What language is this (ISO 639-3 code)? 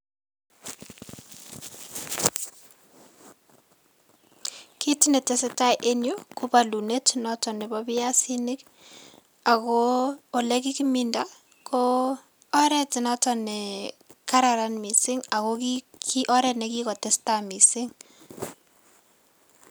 kln